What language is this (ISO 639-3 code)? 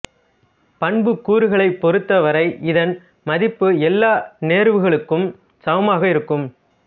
tam